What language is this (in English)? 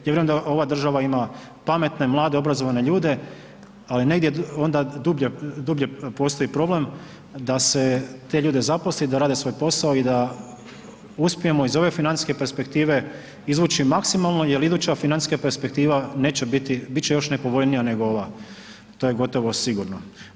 Croatian